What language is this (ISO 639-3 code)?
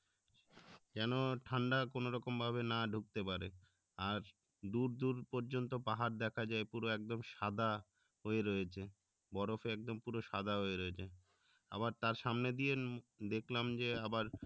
ben